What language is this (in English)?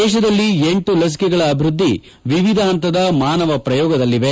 Kannada